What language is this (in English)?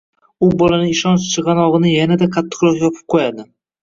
Uzbek